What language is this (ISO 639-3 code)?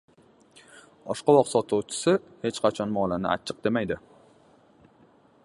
uzb